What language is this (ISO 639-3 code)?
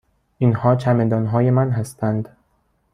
fas